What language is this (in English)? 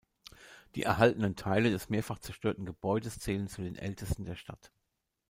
German